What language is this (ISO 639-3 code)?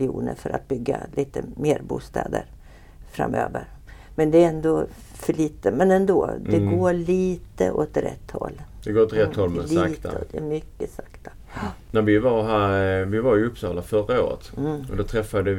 swe